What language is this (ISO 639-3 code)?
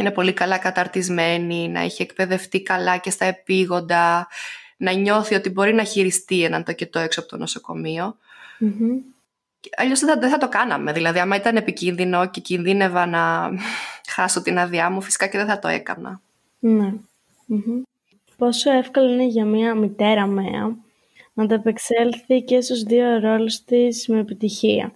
ell